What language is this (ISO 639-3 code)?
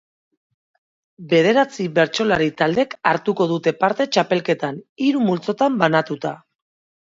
eus